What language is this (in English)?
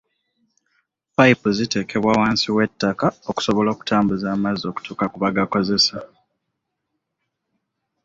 Ganda